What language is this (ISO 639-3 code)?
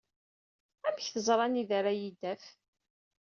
kab